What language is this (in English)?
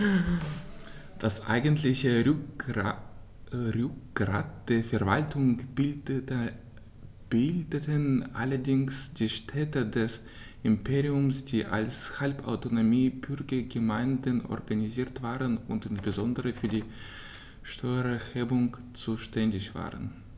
German